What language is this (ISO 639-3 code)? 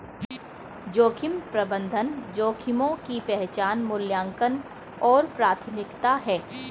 hin